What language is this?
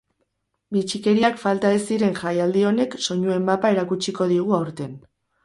Basque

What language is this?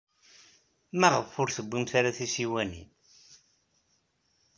Kabyle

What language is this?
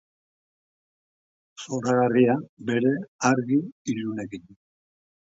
Basque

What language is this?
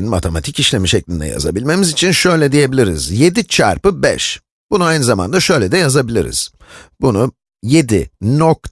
Turkish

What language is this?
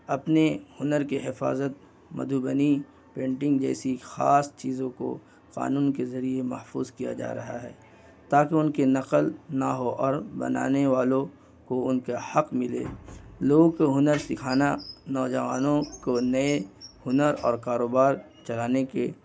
Urdu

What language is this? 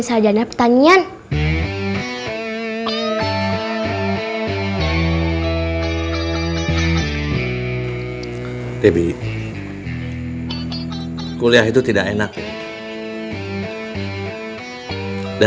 Indonesian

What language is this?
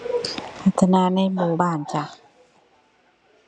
Thai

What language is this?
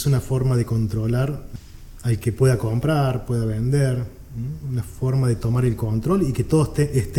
Spanish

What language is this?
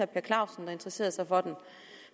Danish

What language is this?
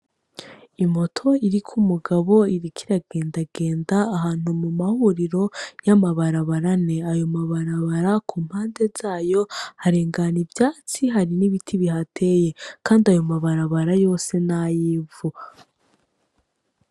Rundi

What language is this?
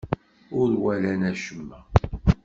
Kabyle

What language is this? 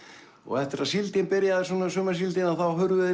Icelandic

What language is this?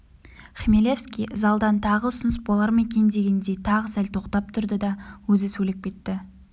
Kazakh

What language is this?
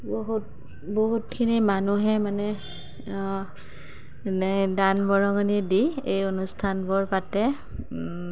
Assamese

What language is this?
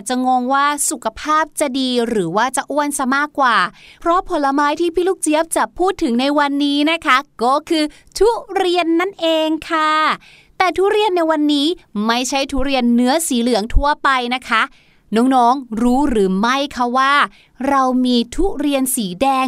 Thai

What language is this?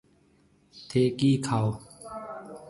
Marwari (Pakistan)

